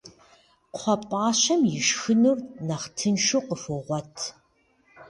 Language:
Kabardian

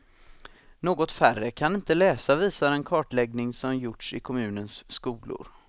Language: Swedish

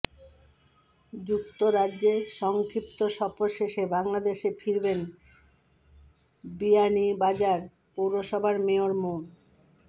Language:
Bangla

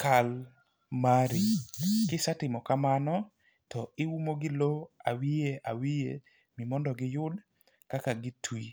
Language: Luo (Kenya and Tanzania)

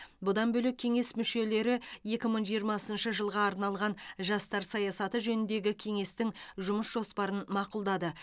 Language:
Kazakh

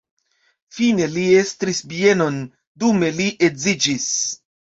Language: Esperanto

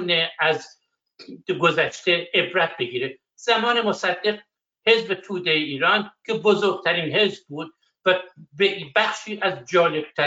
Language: Persian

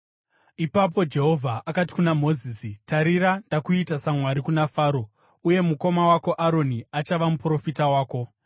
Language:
Shona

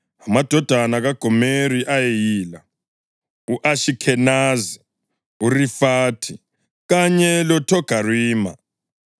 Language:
North Ndebele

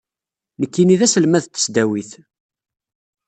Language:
Kabyle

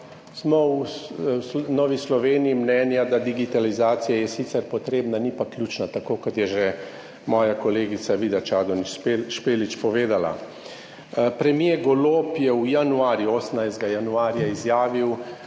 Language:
Slovenian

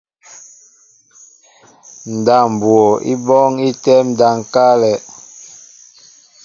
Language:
Mbo (Cameroon)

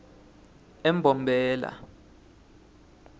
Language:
Swati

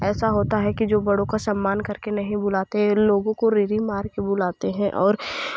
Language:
Hindi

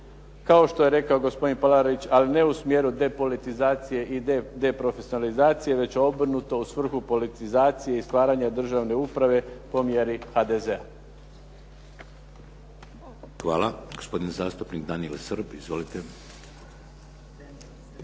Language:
Croatian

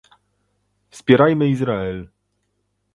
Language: Polish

